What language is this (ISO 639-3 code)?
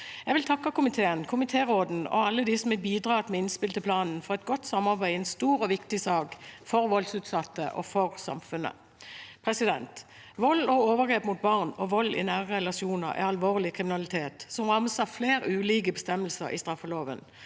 nor